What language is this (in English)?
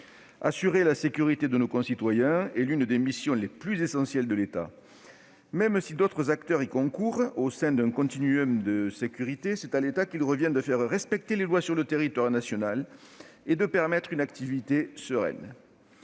French